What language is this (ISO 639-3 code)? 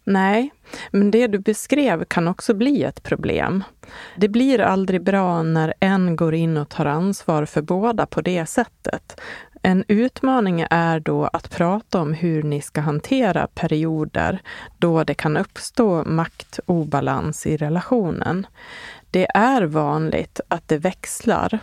swe